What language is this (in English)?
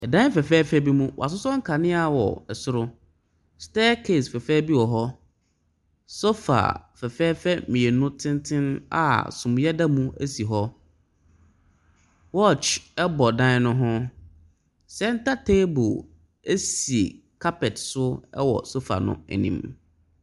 Akan